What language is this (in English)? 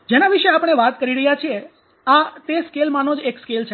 Gujarati